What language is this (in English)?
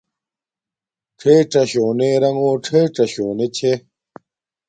Domaaki